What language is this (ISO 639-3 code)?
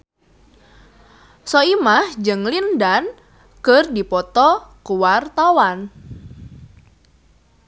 sun